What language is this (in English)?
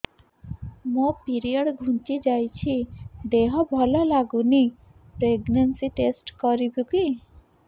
Odia